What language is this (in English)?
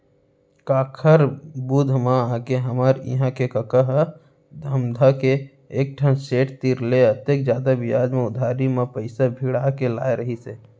Chhattisgarhi